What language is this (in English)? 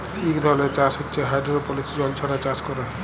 Bangla